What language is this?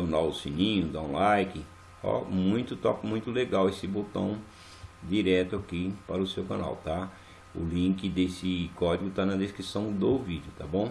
Portuguese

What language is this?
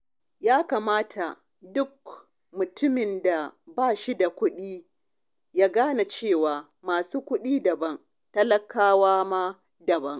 Hausa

